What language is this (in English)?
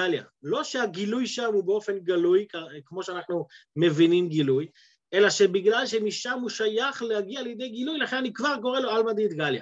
Hebrew